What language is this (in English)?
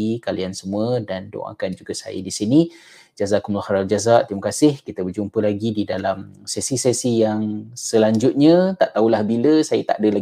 Malay